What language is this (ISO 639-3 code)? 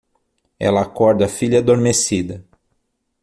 por